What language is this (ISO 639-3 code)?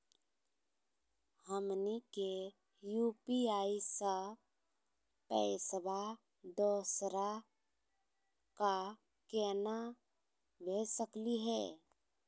mag